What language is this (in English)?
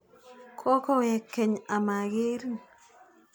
Kalenjin